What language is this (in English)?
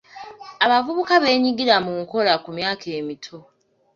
Ganda